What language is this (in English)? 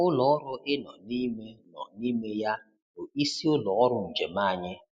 Igbo